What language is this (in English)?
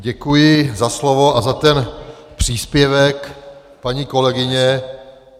Czech